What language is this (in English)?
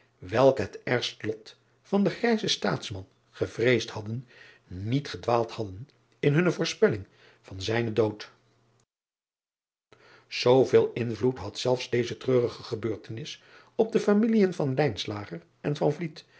Dutch